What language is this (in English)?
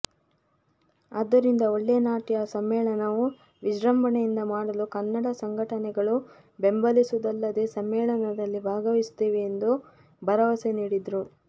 Kannada